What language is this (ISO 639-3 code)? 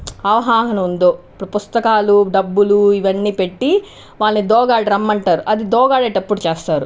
tel